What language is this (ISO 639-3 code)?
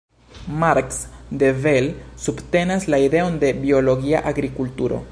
epo